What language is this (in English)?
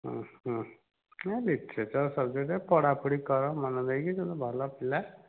Odia